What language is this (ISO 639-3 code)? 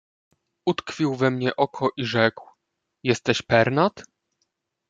pol